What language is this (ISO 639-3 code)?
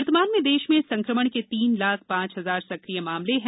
hin